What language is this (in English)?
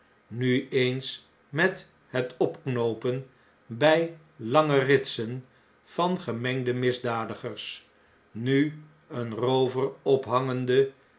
Dutch